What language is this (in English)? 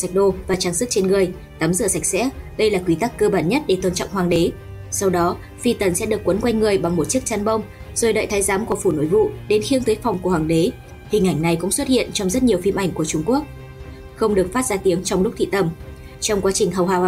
Vietnamese